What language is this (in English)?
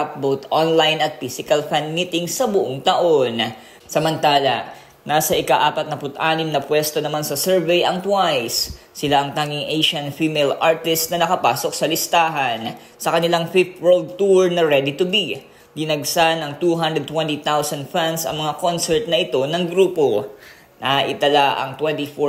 Filipino